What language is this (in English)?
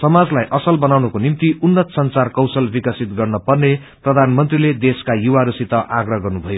Nepali